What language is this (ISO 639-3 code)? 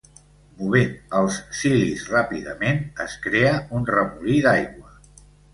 cat